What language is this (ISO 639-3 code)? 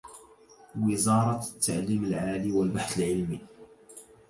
ara